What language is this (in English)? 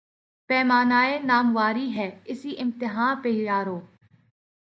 Urdu